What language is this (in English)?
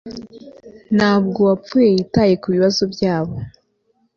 Kinyarwanda